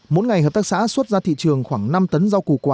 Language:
Vietnamese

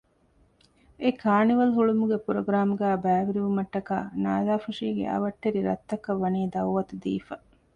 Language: Divehi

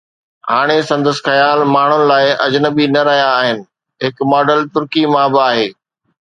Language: Sindhi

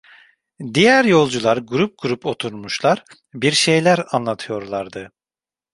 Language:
Turkish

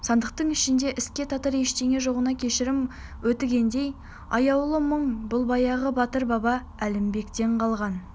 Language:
Kazakh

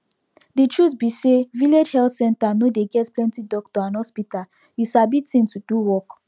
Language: Nigerian Pidgin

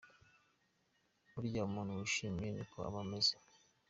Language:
Kinyarwanda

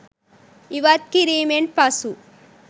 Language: Sinhala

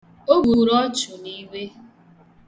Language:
Igbo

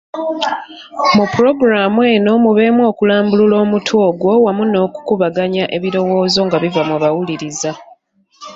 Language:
Ganda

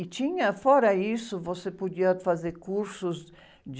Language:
Portuguese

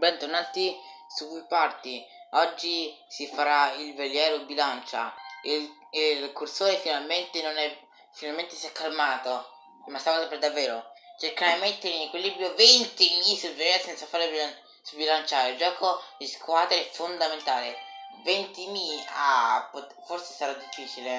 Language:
Italian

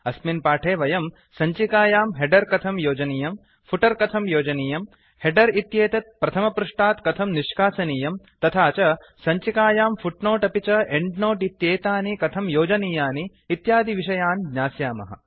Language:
Sanskrit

